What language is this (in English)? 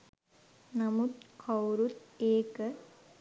Sinhala